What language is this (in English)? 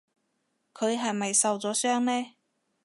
Cantonese